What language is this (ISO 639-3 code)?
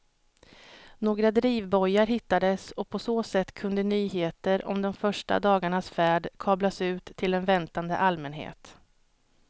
swe